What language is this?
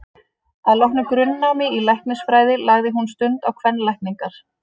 Icelandic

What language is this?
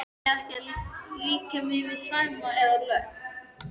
Icelandic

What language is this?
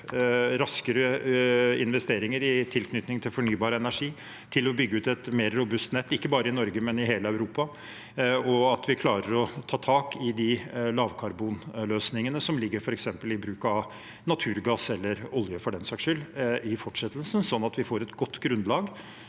Norwegian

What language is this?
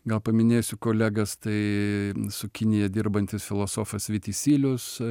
Lithuanian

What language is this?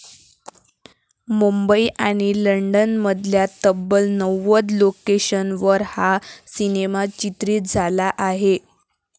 Marathi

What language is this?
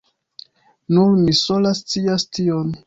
Esperanto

